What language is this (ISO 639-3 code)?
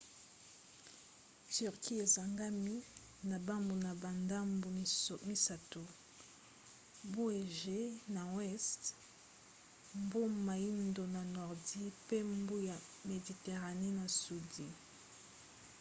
lin